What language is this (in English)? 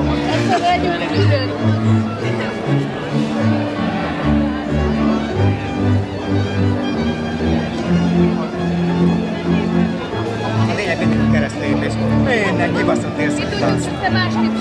Hungarian